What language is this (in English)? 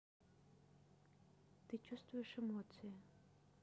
Russian